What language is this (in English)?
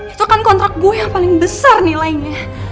Indonesian